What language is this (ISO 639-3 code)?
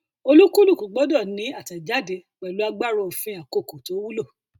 yor